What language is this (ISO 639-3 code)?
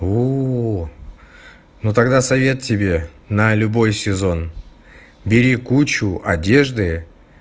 rus